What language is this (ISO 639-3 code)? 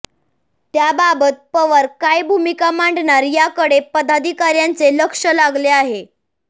mar